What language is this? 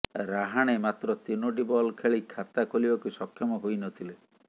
Odia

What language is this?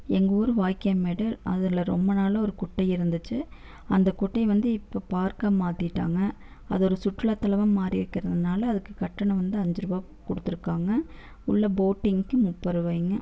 Tamil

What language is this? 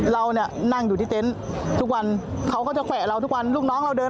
Thai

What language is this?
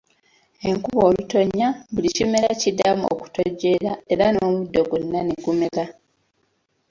Ganda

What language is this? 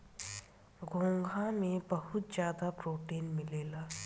Bhojpuri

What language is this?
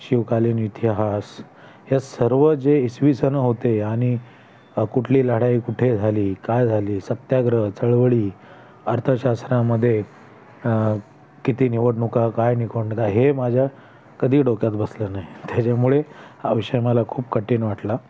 Marathi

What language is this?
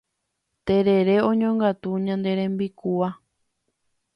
Guarani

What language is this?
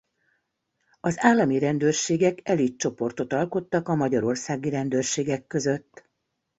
Hungarian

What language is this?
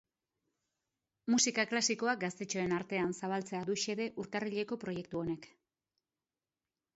Basque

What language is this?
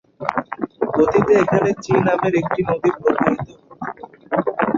Bangla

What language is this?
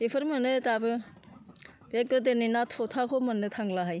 Bodo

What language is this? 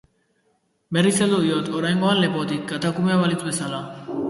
Basque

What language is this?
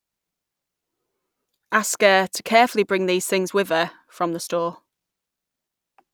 English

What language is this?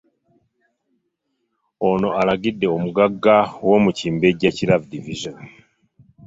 Ganda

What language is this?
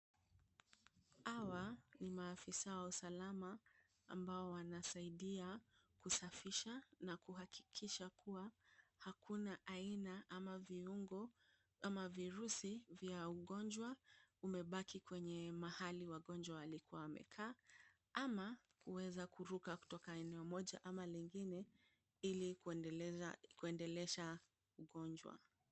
Swahili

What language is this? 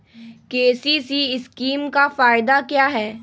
Magahi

